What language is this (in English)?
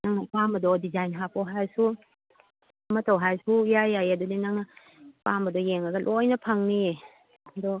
Manipuri